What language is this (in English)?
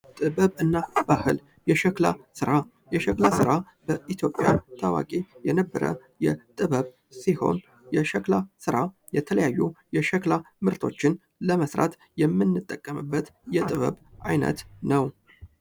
Amharic